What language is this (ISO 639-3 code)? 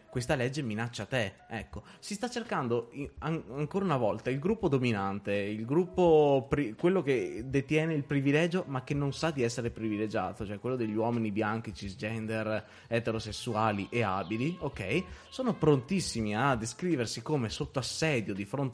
ita